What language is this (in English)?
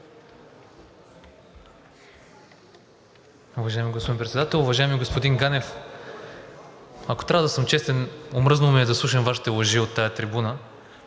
Bulgarian